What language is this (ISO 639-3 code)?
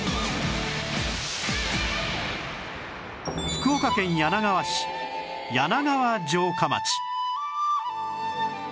jpn